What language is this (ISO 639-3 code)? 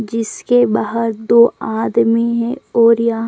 hin